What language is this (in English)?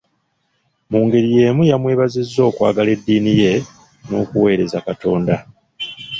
Ganda